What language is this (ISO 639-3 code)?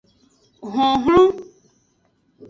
ajg